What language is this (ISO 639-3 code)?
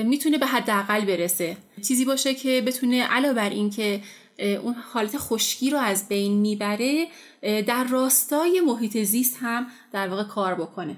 fas